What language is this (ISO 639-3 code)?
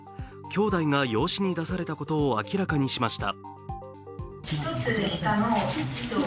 jpn